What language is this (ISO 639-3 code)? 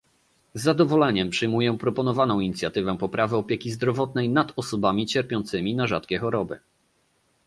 pol